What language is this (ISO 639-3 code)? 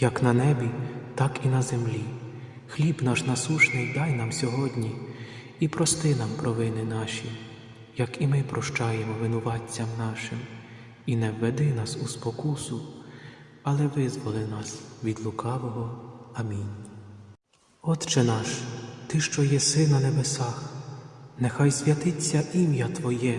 ukr